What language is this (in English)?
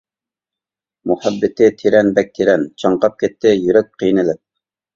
Uyghur